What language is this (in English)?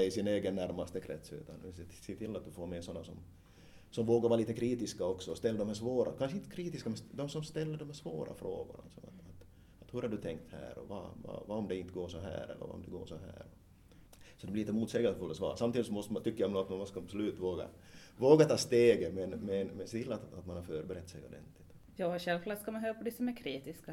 Swedish